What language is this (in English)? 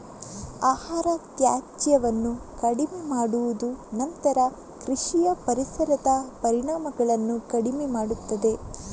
Kannada